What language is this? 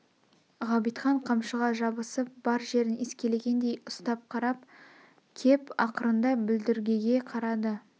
Kazakh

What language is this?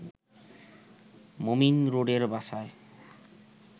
Bangla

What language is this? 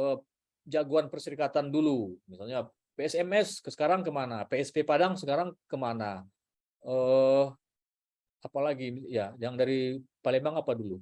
Indonesian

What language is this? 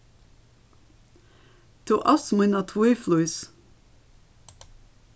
Faroese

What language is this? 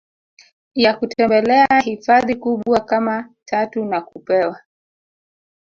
Swahili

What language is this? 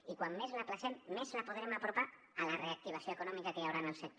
Catalan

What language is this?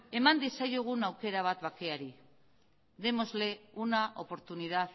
Basque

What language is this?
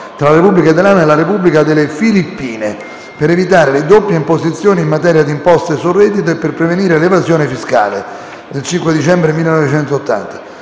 Italian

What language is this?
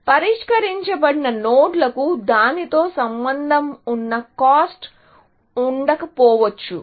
Telugu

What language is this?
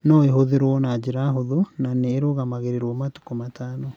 Kikuyu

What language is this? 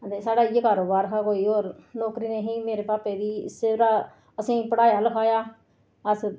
Dogri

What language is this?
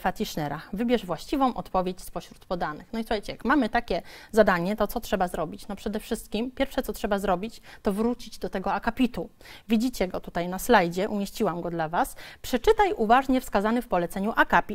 Polish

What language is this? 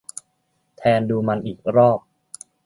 Thai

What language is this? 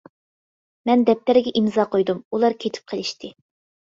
Uyghur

